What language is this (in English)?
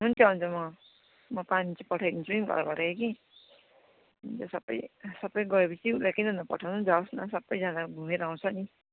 Nepali